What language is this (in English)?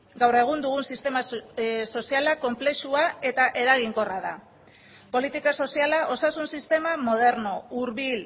Basque